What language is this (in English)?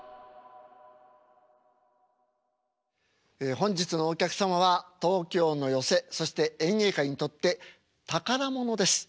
Japanese